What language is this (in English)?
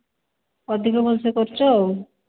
Odia